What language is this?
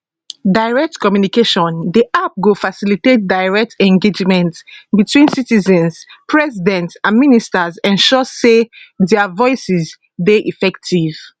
Nigerian Pidgin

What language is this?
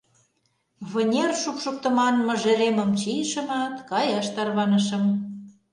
Mari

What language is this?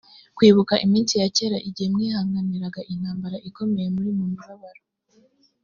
Kinyarwanda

